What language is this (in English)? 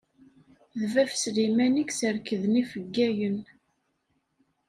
Kabyle